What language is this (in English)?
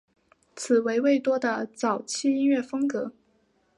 Chinese